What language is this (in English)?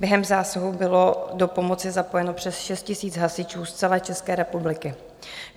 Czech